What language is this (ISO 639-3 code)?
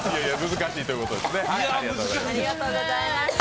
jpn